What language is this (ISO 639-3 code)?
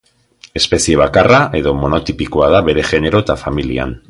eus